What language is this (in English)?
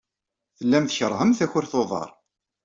Kabyle